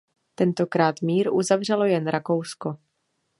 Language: Czech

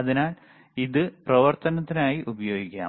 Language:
Malayalam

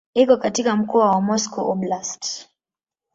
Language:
Swahili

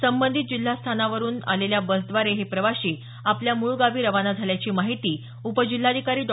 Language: Marathi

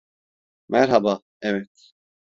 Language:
Turkish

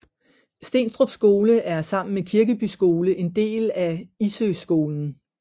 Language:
Danish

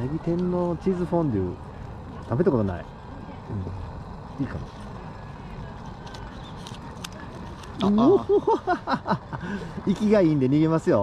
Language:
Japanese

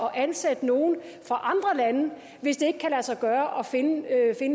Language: Danish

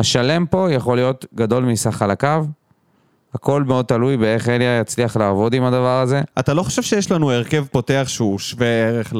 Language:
Hebrew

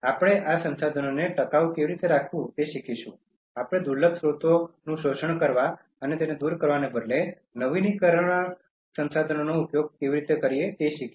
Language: Gujarati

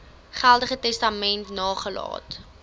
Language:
Afrikaans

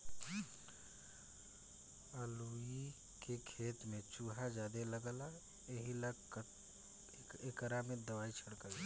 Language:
Bhojpuri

